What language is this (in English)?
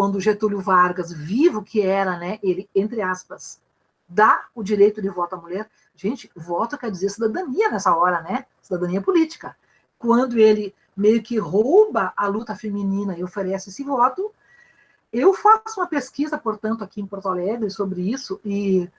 Portuguese